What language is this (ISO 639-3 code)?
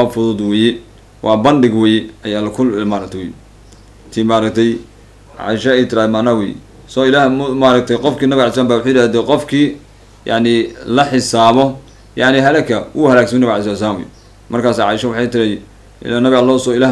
ara